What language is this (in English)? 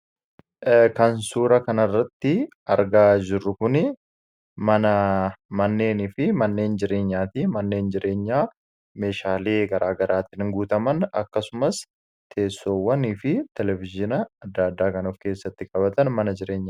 Oromo